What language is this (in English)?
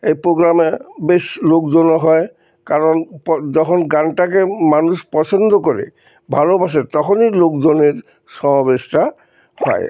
Bangla